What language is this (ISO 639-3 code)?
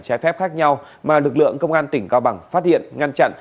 vie